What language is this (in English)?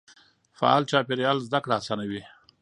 Pashto